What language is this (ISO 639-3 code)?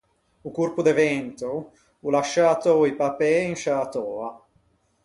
lij